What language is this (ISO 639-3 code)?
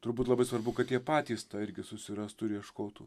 lit